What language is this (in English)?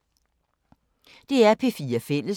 Danish